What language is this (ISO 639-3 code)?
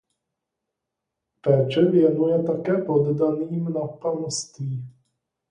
ces